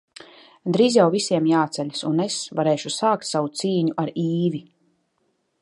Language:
Latvian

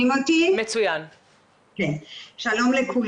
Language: Hebrew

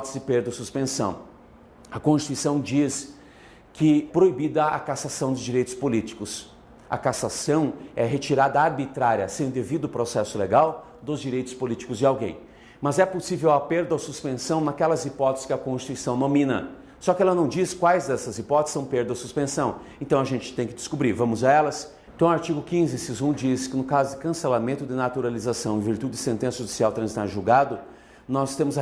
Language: Portuguese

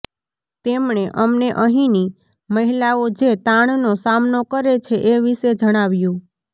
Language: Gujarati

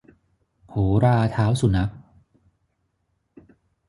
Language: Thai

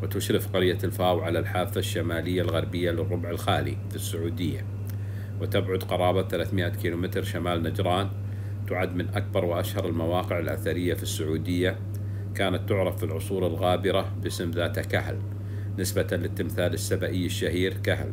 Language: Arabic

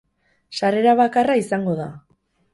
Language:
Basque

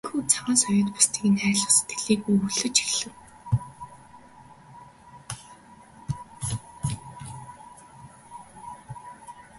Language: Mongolian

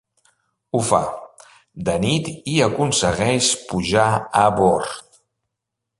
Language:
Catalan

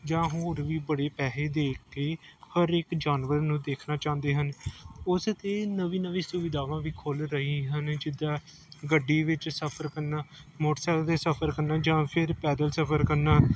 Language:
Punjabi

